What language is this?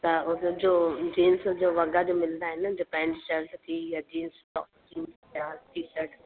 Sindhi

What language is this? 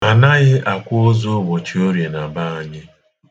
Igbo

